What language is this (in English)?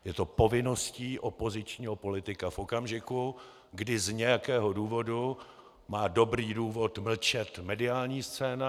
Czech